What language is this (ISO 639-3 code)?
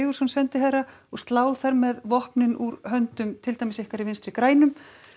isl